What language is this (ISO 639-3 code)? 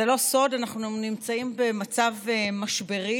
heb